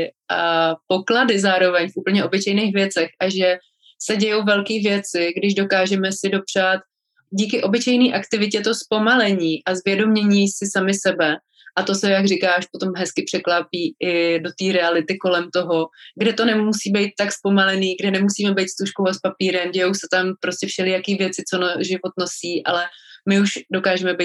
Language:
Czech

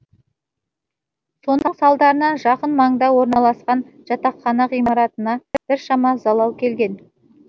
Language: Kazakh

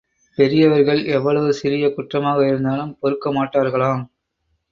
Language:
Tamil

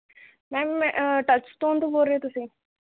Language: Punjabi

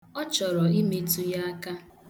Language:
Igbo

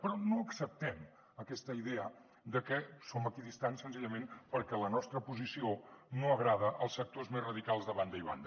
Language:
Catalan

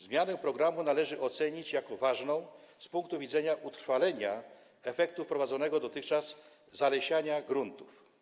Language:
Polish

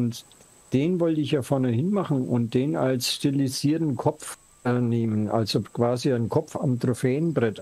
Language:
German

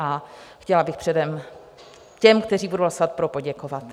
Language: Czech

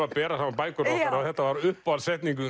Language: Icelandic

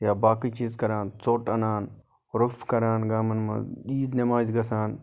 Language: Kashmiri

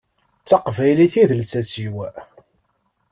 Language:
Kabyle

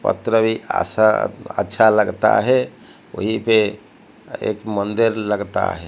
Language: Hindi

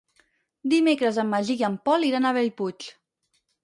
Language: Catalan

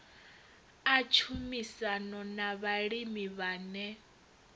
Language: Venda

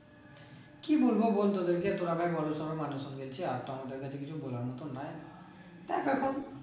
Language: Bangla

